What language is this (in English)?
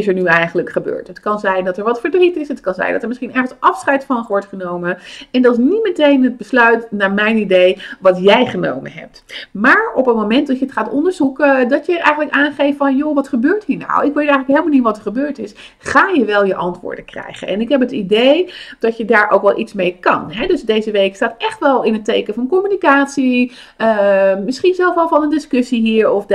Dutch